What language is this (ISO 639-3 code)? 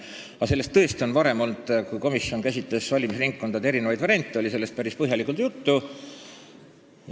est